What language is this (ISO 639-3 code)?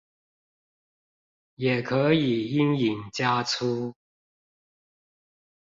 zho